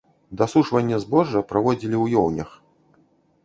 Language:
Belarusian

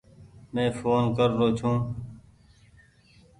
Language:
Goaria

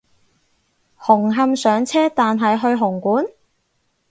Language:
Cantonese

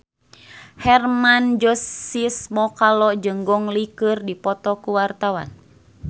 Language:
Sundanese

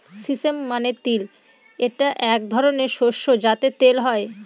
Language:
Bangla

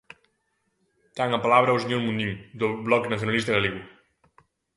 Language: Galician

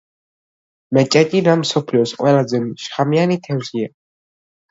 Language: Georgian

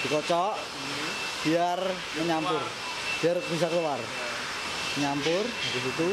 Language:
Indonesian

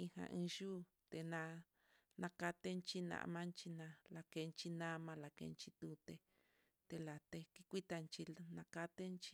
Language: Mitlatongo Mixtec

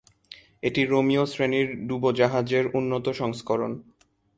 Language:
Bangla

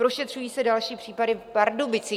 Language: Czech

